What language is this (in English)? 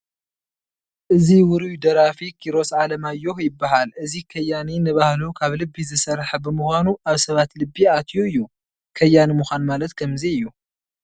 Tigrinya